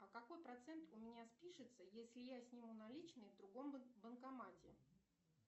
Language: Russian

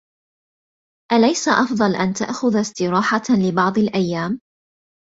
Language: Arabic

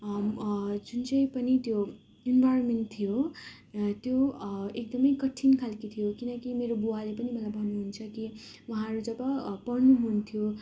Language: Nepali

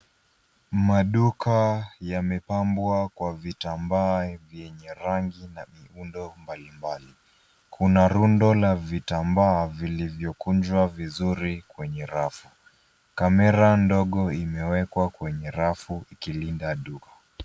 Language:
Swahili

